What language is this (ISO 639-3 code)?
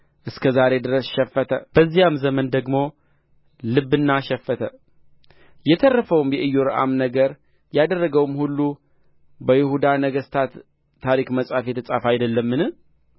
amh